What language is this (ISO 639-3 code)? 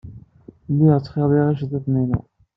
kab